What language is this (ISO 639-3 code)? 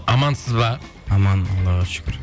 kaz